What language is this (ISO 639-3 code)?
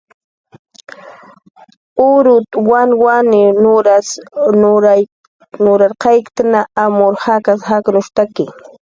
jqr